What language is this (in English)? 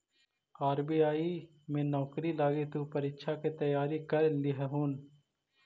Magahi